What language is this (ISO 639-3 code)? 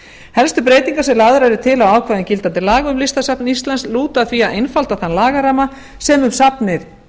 isl